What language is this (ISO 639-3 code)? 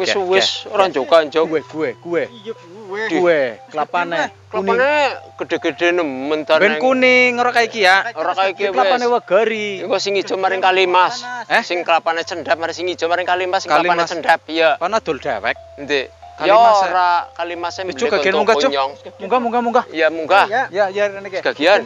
ind